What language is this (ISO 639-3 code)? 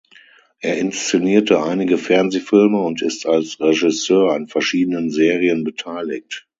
deu